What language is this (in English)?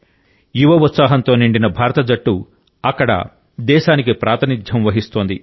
Telugu